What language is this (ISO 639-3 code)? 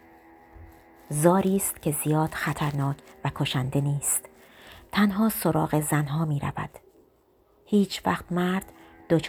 fas